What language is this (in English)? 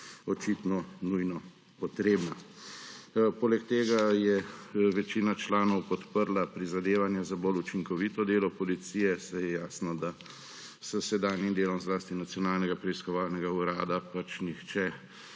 Slovenian